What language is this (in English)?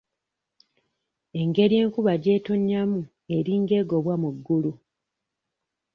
Ganda